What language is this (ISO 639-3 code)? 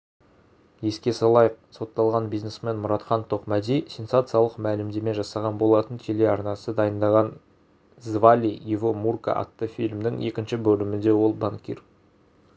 kaz